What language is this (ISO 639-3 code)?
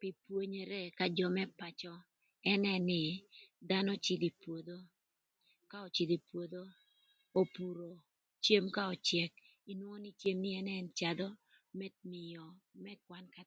lth